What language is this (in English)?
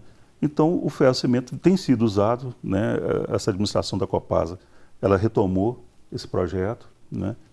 Portuguese